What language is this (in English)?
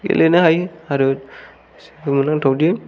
Bodo